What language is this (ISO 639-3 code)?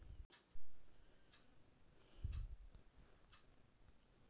mag